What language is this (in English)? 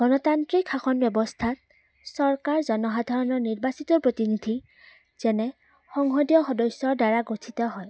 Assamese